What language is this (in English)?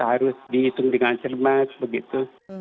Indonesian